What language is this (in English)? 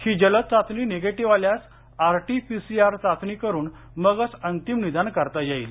Marathi